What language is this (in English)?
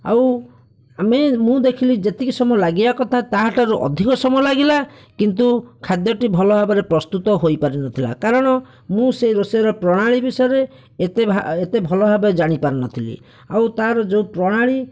Odia